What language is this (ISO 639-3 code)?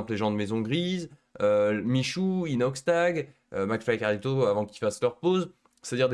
fra